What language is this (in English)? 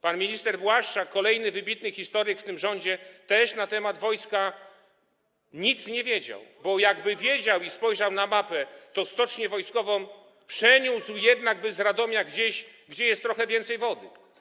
Polish